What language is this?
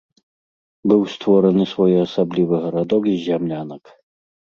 Belarusian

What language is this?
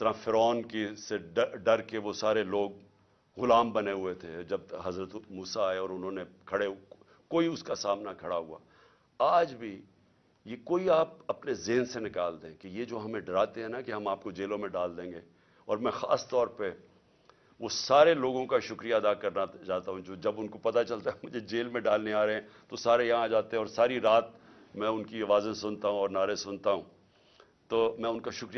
Urdu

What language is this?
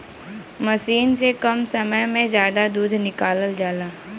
Bhojpuri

